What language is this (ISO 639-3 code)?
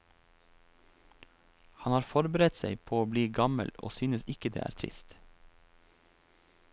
nor